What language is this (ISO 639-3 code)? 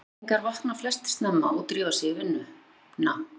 isl